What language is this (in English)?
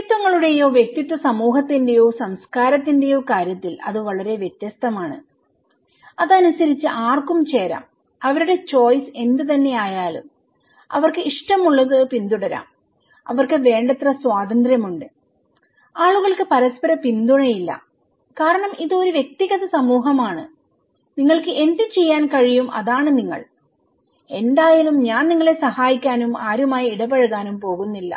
Malayalam